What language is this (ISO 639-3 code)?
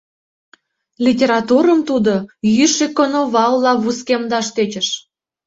chm